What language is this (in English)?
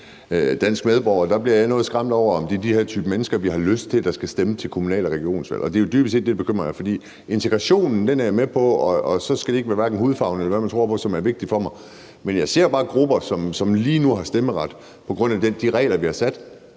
Danish